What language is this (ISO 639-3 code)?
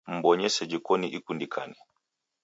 dav